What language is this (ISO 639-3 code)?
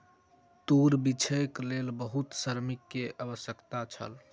mai